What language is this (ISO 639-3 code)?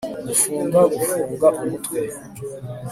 kin